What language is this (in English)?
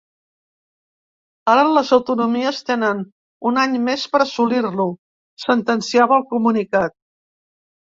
Catalan